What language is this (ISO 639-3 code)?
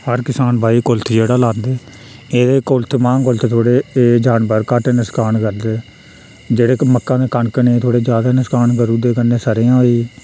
doi